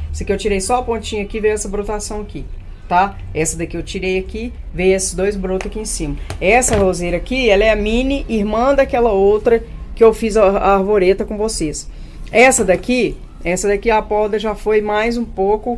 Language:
Portuguese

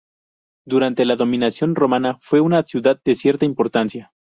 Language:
Spanish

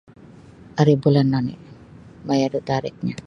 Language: Sabah Bisaya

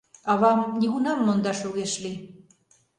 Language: Mari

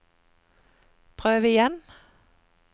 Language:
Norwegian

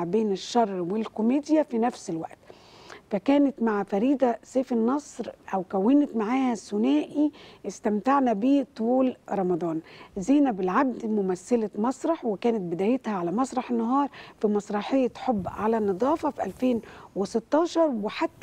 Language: Arabic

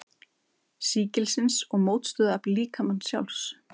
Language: Icelandic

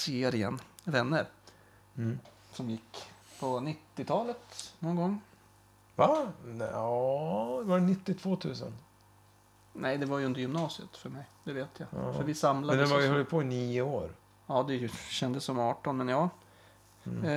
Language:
Swedish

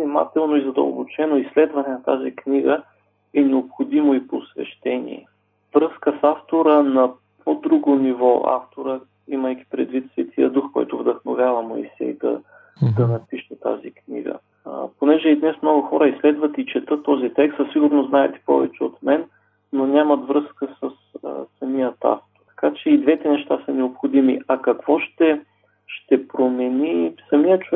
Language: Bulgarian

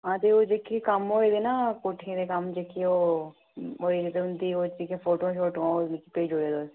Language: Dogri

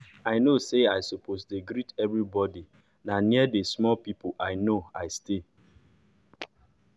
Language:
Nigerian Pidgin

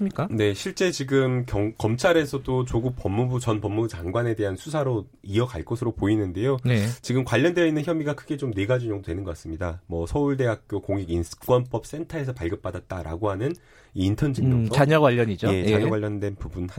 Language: Korean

